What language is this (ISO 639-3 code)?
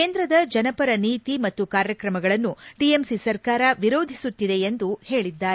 kan